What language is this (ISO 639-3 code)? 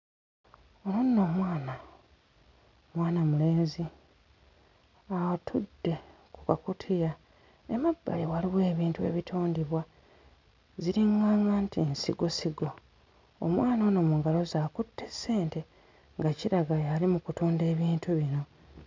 lug